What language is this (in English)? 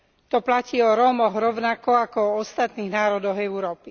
Slovak